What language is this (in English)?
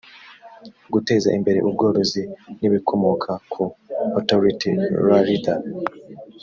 Kinyarwanda